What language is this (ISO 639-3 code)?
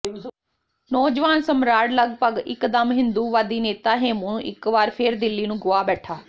pan